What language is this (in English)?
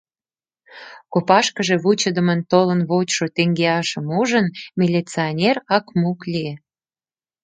Mari